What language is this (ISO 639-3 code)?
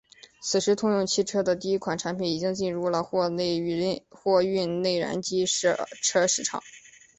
zho